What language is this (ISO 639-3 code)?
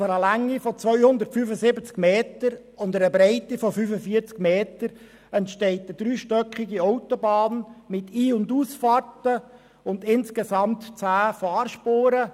gsw